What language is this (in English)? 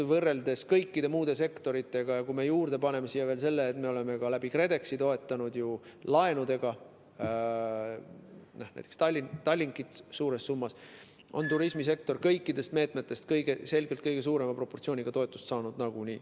Estonian